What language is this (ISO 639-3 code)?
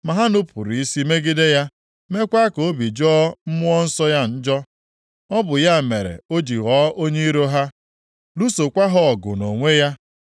ibo